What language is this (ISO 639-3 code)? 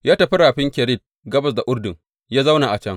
hau